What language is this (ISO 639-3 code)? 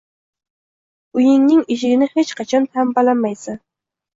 uzb